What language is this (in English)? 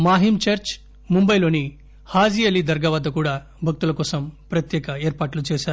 Telugu